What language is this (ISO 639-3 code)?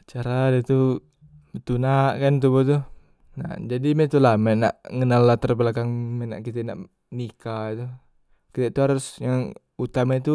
mui